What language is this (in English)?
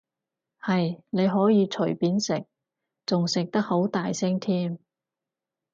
Cantonese